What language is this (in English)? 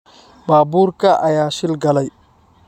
Somali